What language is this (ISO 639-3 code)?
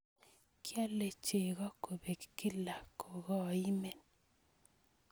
kln